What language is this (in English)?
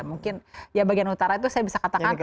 Indonesian